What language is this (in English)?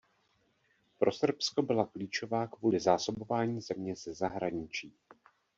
Czech